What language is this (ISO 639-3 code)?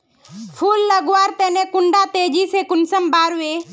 mag